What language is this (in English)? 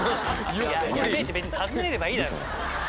Japanese